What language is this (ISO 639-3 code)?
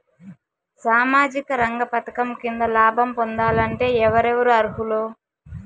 tel